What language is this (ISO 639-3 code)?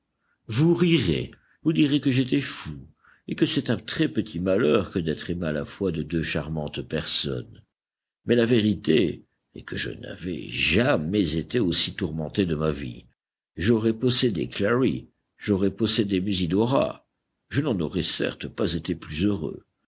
fra